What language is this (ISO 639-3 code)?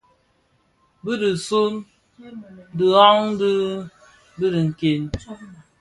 ksf